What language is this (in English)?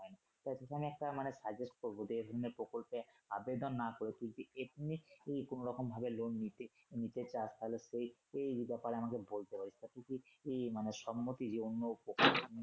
Bangla